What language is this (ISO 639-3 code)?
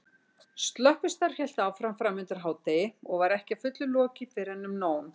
isl